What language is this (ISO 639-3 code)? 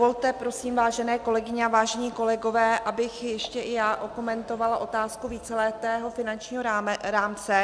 ces